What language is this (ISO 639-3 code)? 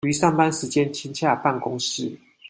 zho